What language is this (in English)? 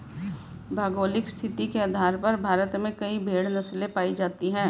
Hindi